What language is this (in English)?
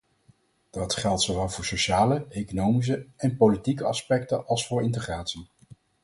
Dutch